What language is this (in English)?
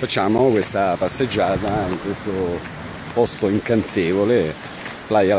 Italian